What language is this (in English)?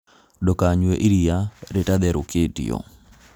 Kikuyu